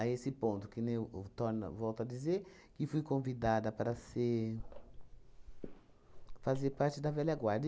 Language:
Portuguese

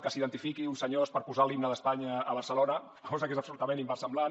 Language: Catalan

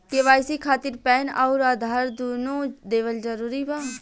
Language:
Bhojpuri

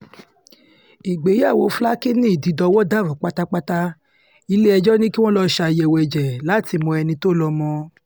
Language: Yoruba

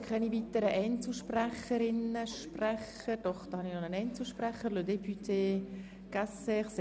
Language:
Swiss German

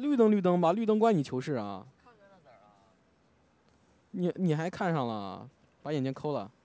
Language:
Chinese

